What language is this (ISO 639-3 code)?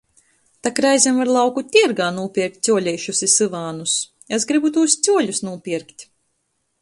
ltg